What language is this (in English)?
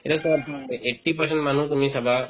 Assamese